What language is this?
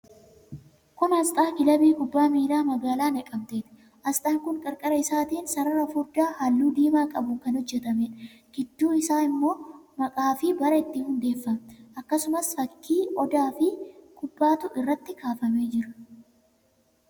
Oromo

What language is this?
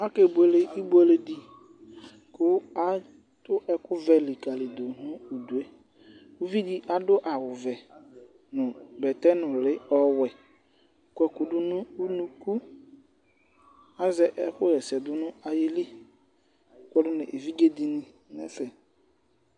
Ikposo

